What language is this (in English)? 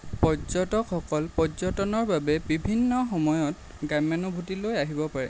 Assamese